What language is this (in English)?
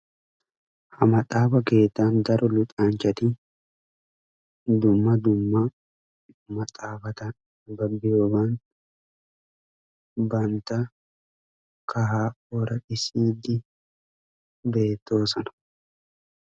Wolaytta